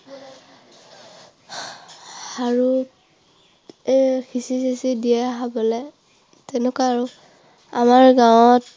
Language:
Assamese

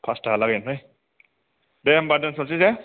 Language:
Bodo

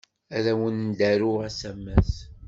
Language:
Kabyle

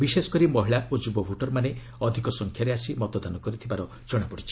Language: Odia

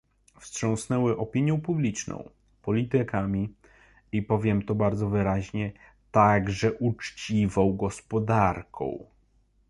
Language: Polish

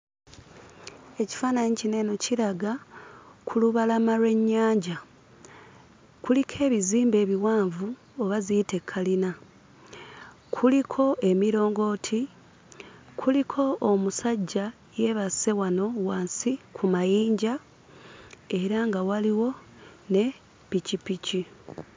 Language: Ganda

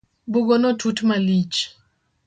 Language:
Luo (Kenya and Tanzania)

